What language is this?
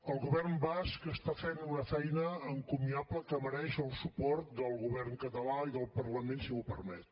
Catalan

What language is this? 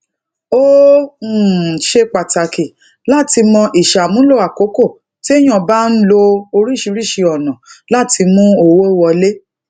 Yoruba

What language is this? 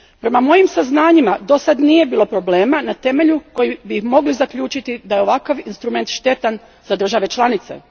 Croatian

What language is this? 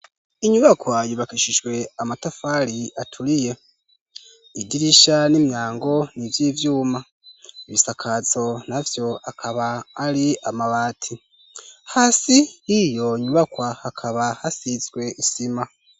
Rundi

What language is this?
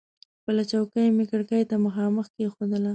Pashto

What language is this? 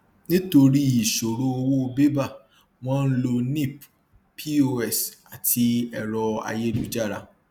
Yoruba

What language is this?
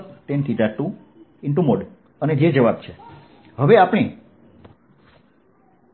Gujarati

